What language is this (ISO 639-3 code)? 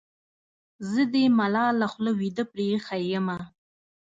pus